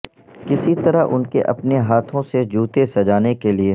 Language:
Urdu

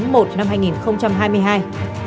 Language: Vietnamese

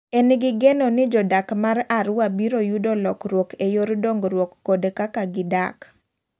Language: Luo (Kenya and Tanzania)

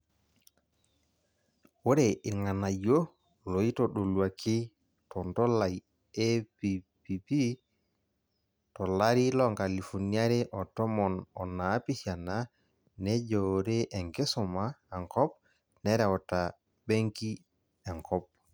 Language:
Masai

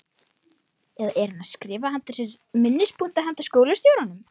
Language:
Icelandic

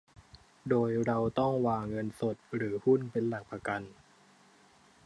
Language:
Thai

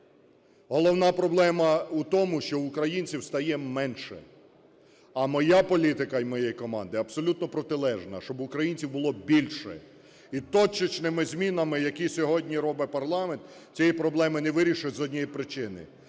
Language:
Ukrainian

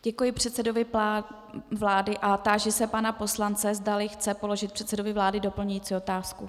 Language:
Czech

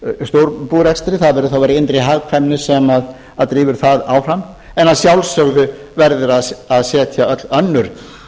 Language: Icelandic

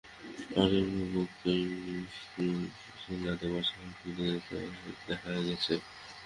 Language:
Bangla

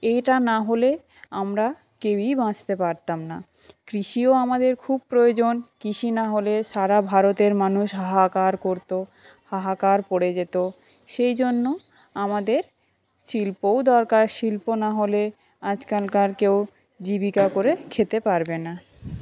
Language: Bangla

